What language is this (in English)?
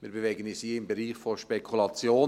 Swiss German